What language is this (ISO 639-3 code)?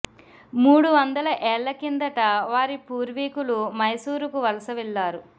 tel